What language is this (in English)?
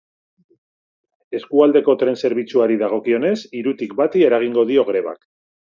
Basque